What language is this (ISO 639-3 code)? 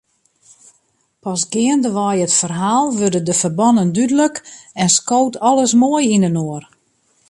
fry